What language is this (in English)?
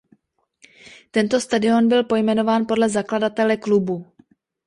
Czech